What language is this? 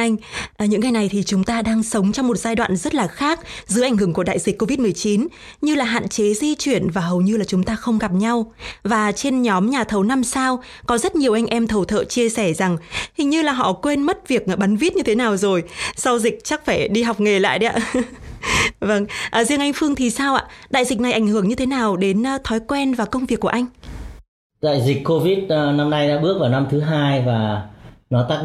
Vietnamese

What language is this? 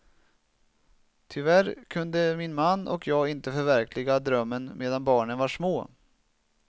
Swedish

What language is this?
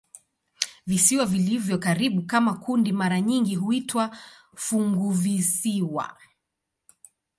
Swahili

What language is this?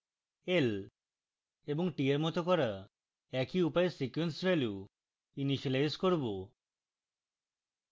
Bangla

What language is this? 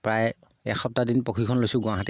Assamese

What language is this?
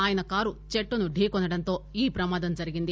Telugu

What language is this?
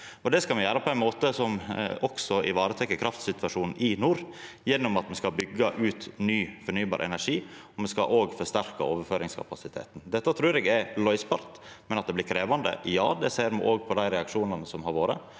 Norwegian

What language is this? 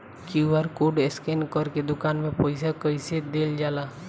Bhojpuri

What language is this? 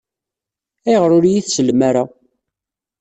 Kabyle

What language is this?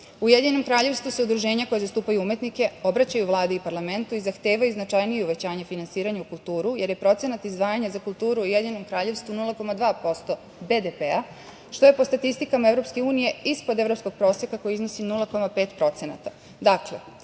Serbian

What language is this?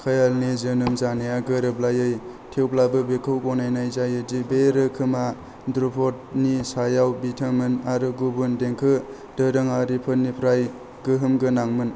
Bodo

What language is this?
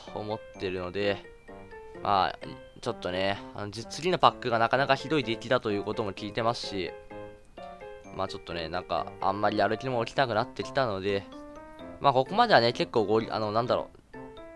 Japanese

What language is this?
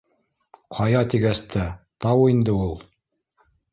Bashkir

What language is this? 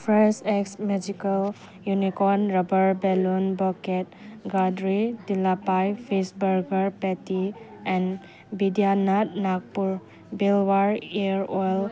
Manipuri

